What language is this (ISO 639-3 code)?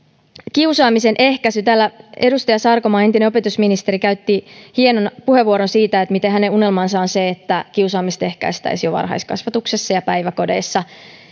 fin